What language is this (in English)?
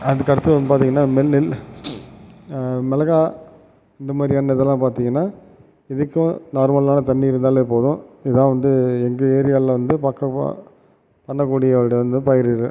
Tamil